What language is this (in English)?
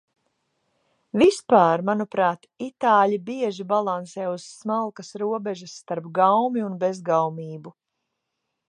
Latvian